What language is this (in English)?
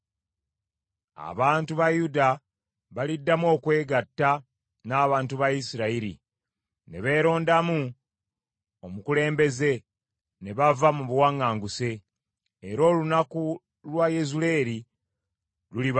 Ganda